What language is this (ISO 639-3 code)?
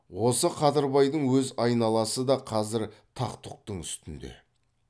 kaz